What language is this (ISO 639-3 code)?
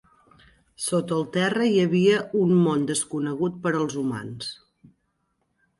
cat